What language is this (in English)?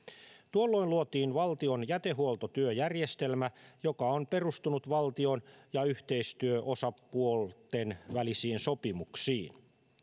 Finnish